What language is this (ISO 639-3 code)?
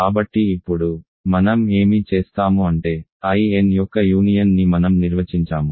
tel